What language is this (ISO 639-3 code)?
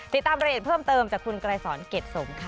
tha